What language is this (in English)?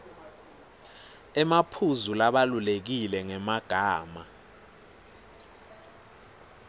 Swati